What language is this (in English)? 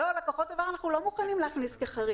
Hebrew